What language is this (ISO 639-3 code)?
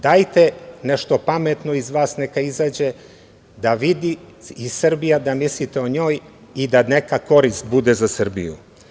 srp